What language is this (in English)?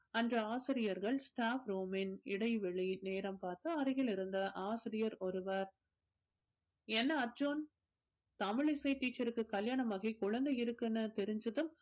Tamil